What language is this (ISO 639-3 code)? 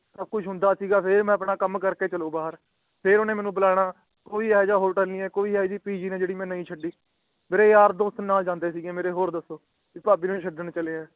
pan